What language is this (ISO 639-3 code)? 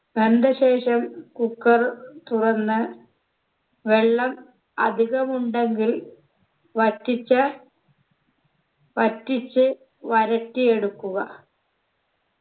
mal